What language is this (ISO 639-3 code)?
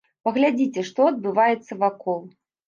bel